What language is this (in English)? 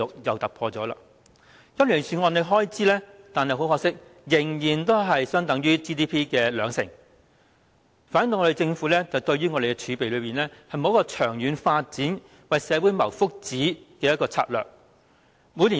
Cantonese